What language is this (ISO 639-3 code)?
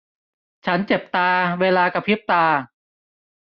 tha